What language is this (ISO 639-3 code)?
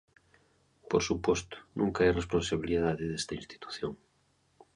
glg